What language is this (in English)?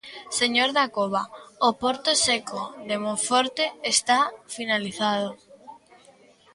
Galician